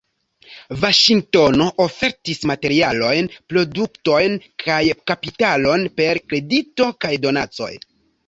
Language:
Esperanto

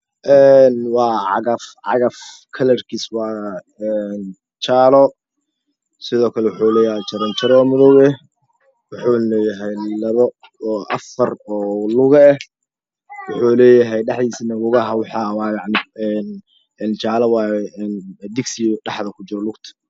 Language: Somali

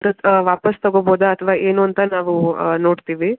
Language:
Kannada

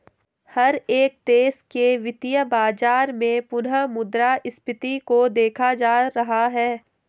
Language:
Hindi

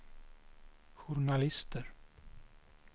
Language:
Swedish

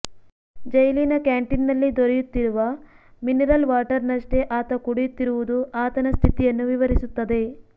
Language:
Kannada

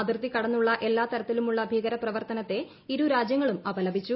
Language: Malayalam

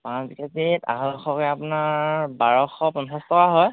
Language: Assamese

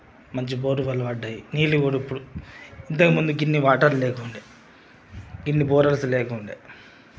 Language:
Telugu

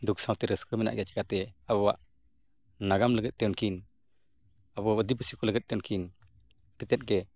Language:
Santali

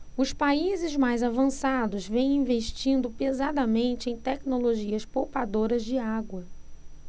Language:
Portuguese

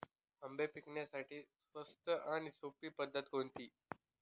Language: Marathi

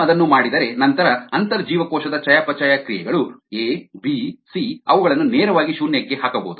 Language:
Kannada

